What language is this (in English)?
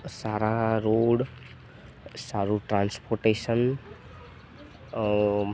Gujarati